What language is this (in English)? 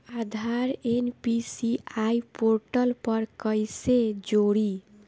Bhojpuri